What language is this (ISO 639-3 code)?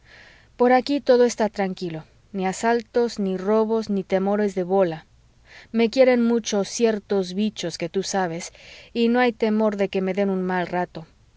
spa